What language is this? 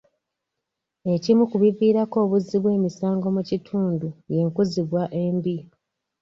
Ganda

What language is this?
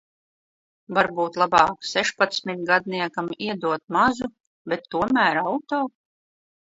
Latvian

